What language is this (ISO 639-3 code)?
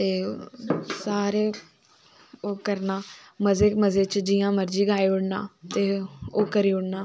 doi